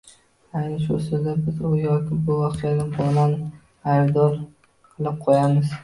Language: Uzbek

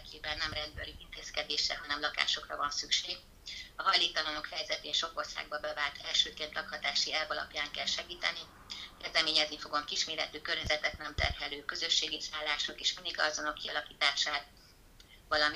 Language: Hungarian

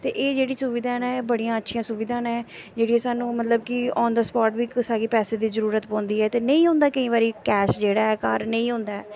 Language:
Dogri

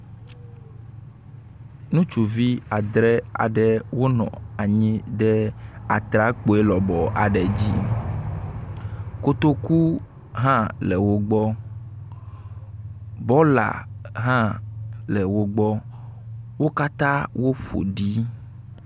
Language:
Ewe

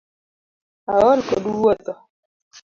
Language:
Luo (Kenya and Tanzania)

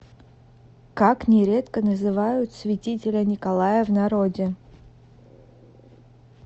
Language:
Russian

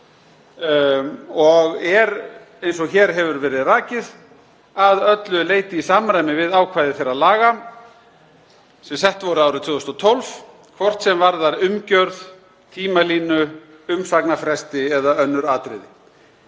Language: Icelandic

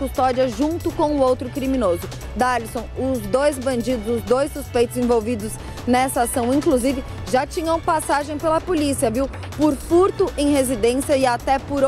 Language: Portuguese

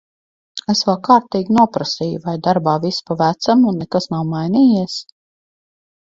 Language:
Latvian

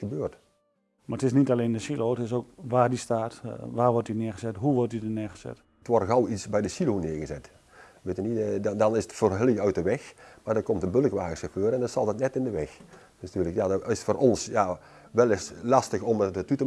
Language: Dutch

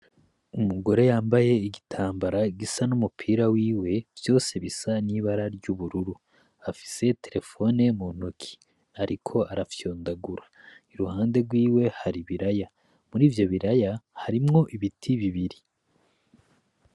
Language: Rundi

